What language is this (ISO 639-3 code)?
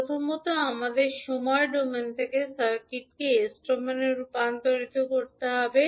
ben